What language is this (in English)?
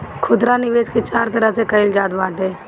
Bhojpuri